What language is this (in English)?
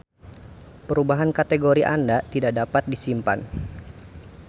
Sundanese